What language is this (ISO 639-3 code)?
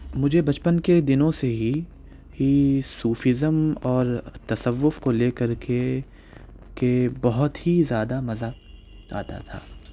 urd